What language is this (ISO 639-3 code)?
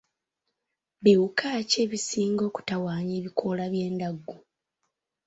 lug